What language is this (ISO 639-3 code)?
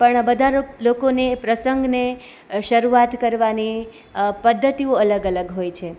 guj